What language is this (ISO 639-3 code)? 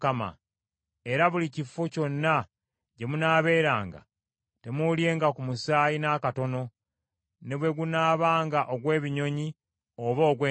lug